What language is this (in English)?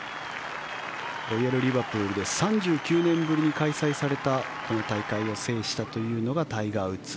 Japanese